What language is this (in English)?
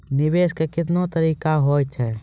Maithili